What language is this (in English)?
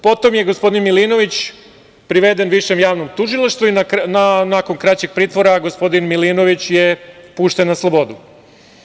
Serbian